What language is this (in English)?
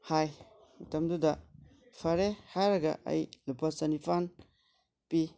Manipuri